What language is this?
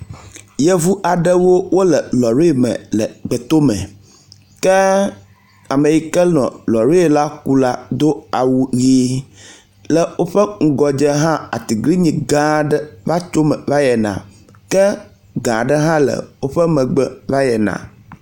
Ewe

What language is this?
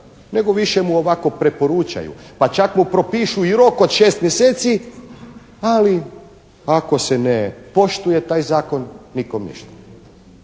Croatian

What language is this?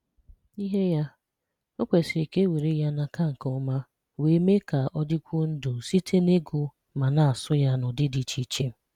Igbo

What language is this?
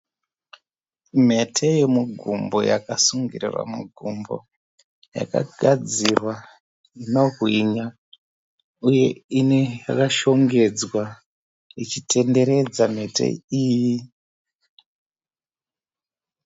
Shona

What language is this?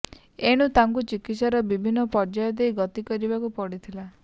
Odia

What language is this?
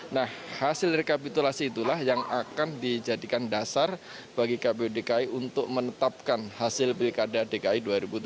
Indonesian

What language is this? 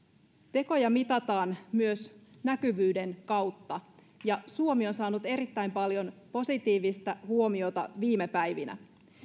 Finnish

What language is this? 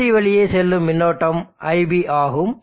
Tamil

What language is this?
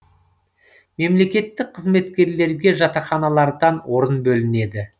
Kazakh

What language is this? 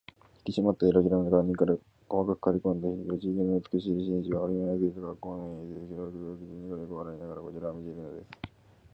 Japanese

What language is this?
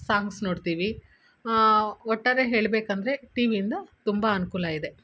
Kannada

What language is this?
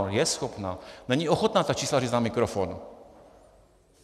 Czech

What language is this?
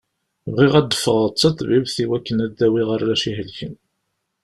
Kabyle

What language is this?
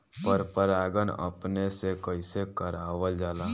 Bhojpuri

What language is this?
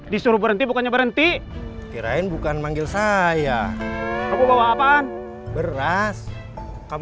Indonesian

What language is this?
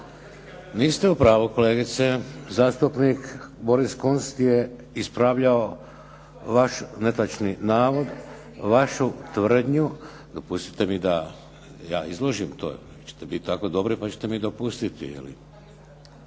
Croatian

